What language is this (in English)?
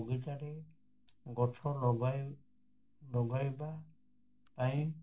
Odia